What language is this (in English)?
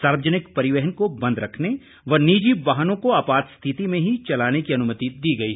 Hindi